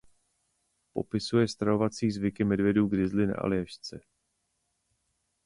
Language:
Czech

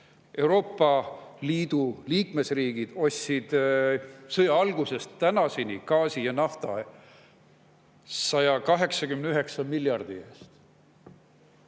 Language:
Estonian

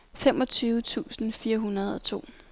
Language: Danish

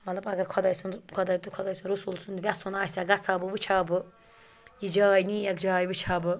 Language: Kashmiri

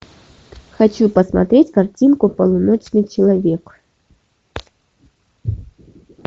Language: Russian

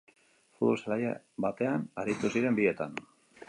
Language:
Basque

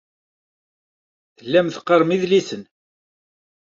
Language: Kabyle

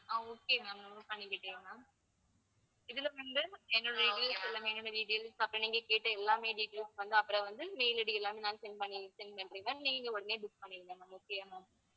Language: Tamil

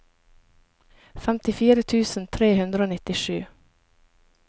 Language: Norwegian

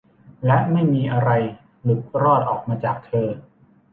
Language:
Thai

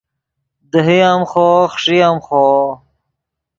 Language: Yidgha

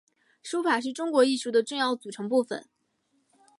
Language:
Chinese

